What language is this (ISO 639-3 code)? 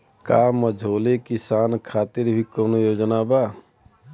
bho